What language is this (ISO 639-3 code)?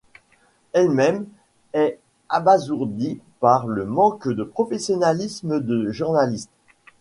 fra